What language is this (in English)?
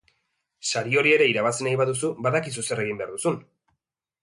Basque